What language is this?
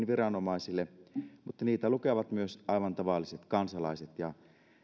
Finnish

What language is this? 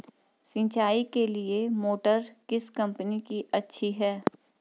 Hindi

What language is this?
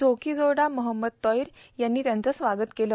Marathi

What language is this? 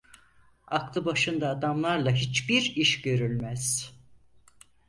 Turkish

